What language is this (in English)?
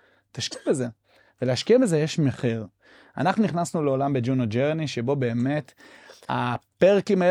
Hebrew